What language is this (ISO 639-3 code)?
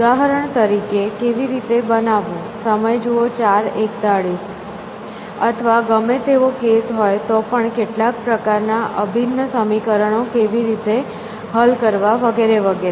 guj